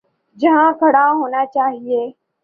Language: Urdu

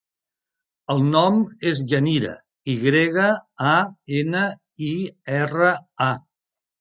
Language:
Catalan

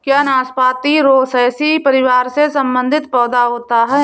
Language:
Hindi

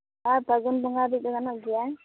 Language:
Santali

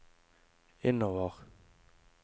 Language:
Norwegian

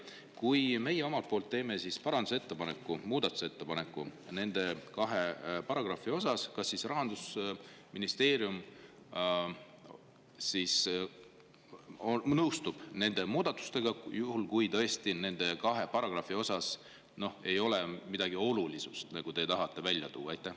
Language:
Estonian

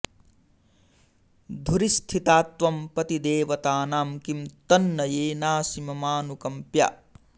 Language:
Sanskrit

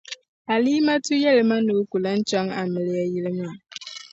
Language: Dagbani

